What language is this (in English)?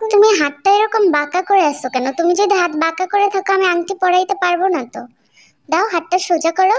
Turkish